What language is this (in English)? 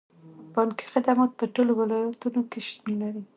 Pashto